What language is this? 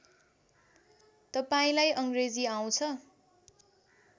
Nepali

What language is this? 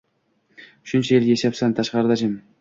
Uzbek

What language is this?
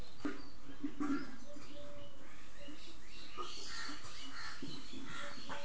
Magahi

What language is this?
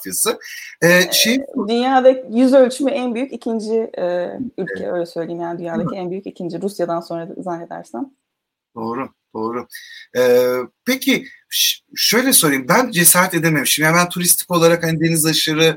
Turkish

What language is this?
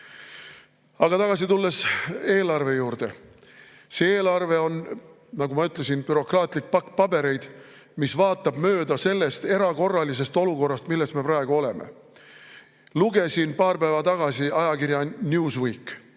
Estonian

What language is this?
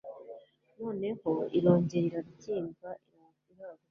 Kinyarwanda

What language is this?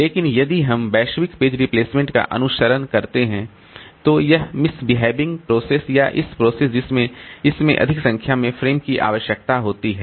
Hindi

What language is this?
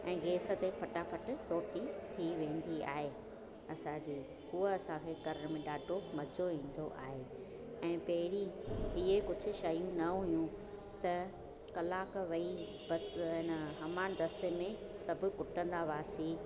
Sindhi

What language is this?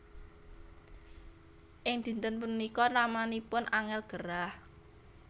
Javanese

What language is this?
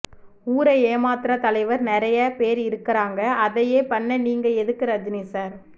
Tamil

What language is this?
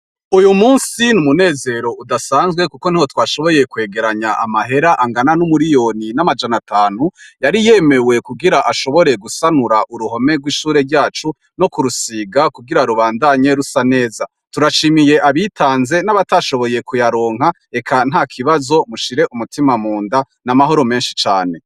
Rundi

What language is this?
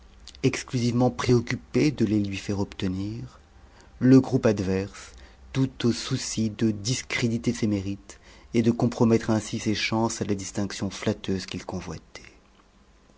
French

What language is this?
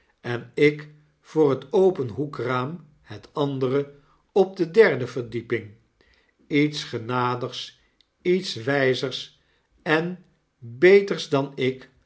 Dutch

